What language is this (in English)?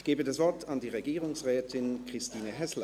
Swiss German